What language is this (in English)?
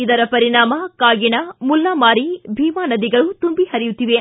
Kannada